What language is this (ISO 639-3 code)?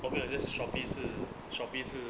eng